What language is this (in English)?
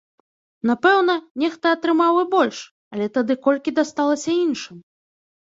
Belarusian